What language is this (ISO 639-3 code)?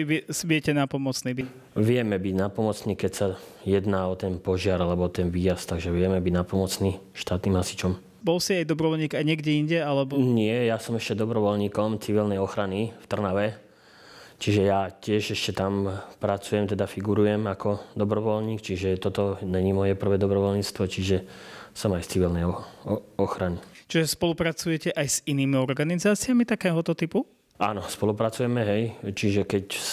slk